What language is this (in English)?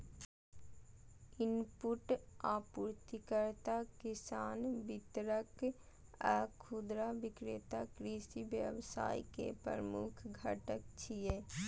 Maithili